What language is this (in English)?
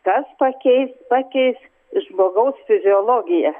Lithuanian